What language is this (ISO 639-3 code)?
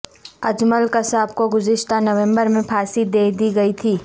urd